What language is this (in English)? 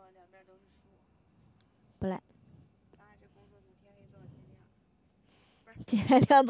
Chinese